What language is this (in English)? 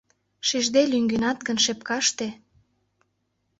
Mari